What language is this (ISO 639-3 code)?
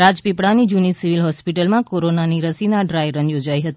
guj